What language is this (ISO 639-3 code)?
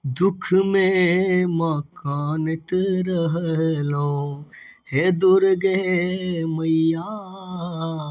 mai